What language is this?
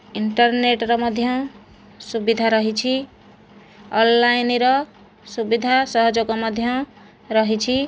Odia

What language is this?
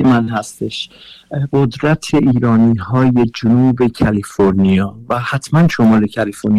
Persian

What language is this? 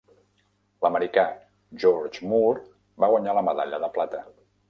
Catalan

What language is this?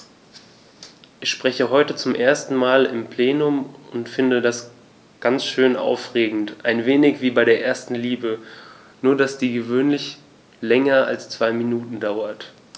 German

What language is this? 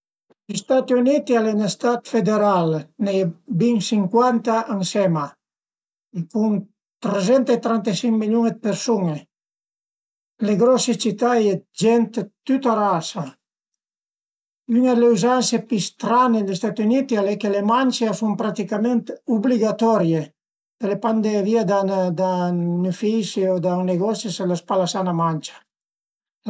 Piedmontese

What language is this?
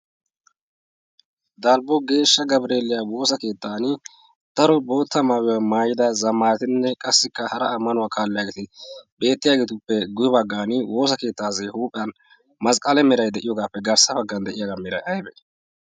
Wolaytta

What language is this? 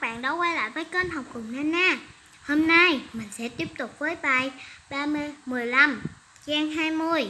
Vietnamese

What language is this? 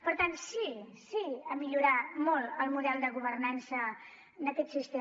Catalan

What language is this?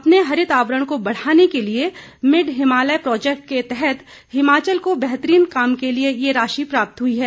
Hindi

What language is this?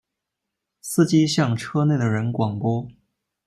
Chinese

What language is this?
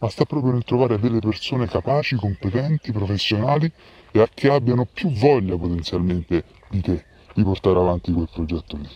Italian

